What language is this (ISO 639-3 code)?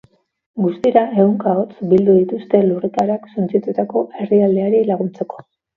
eus